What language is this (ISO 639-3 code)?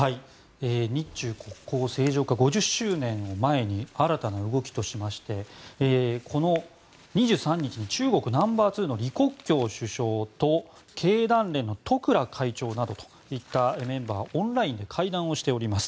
jpn